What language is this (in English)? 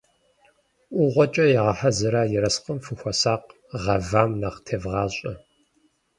Kabardian